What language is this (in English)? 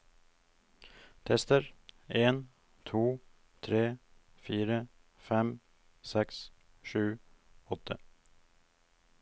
Norwegian